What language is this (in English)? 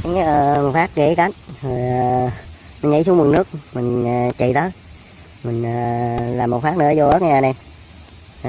Vietnamese